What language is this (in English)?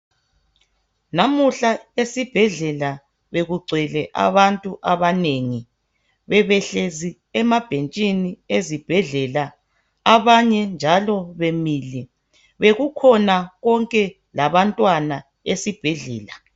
North Ndebele